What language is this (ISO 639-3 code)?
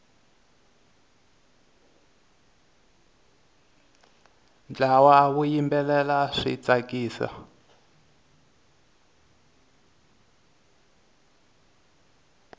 tso